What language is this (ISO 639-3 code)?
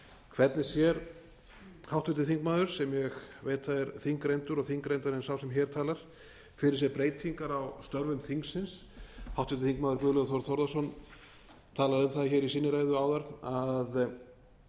isl